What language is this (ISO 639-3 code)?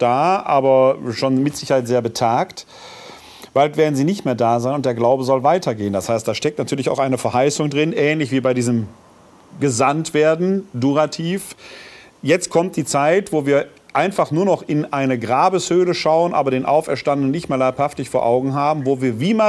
deu